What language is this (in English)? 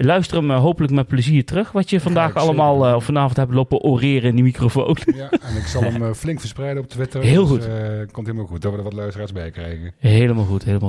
Dutch